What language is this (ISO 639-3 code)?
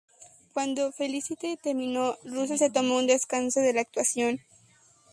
spa